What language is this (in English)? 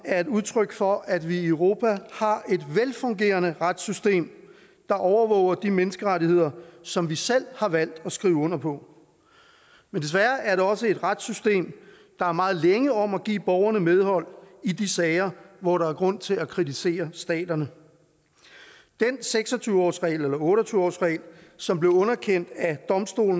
Danish